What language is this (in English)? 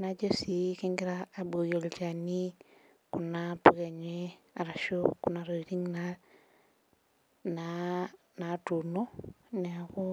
Masai